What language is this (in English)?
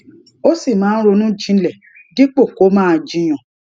Yoruba